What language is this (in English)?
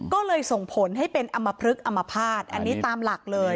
Thai